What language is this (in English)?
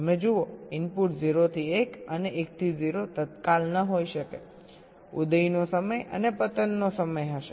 Gujarati